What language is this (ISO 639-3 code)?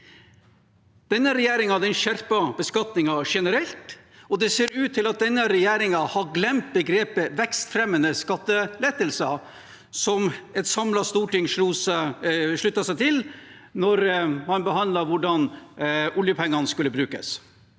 nor